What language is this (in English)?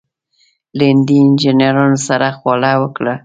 Pashto